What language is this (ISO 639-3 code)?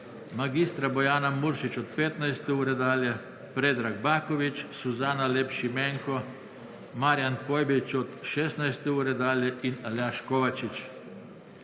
slv